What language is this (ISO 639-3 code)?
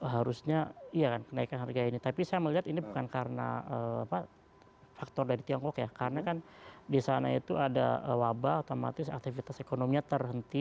ind